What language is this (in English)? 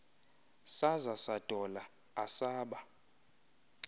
Xhosa